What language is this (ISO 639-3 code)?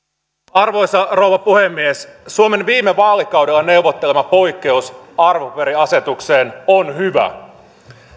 fin